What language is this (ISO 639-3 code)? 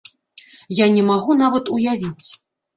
bel